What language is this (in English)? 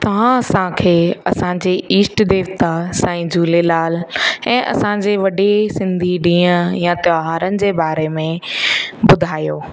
Sindhi